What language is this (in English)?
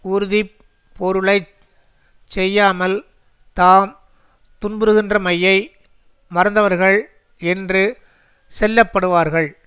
Tamil